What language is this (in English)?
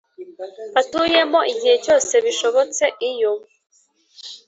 Kinyarwanda